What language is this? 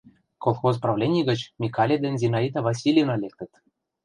Mari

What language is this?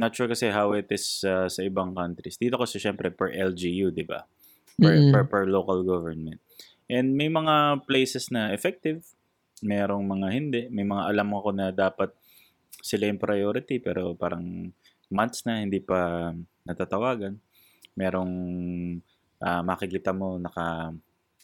Filipino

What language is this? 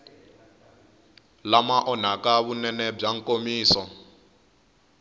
Tsonga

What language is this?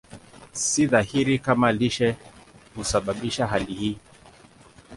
Swahili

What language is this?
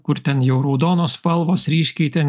Lithuanian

